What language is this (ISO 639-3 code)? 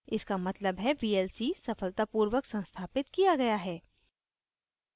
hin